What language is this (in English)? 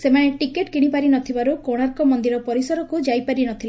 Odia